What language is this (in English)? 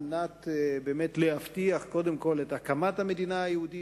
Hebrew